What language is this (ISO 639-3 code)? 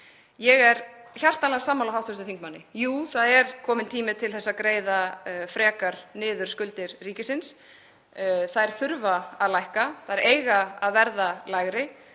isl